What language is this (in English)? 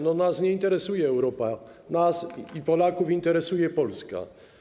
Polish